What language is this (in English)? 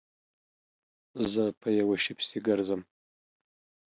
Pashto